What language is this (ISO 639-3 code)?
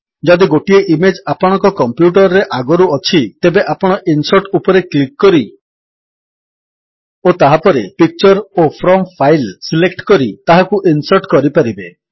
ori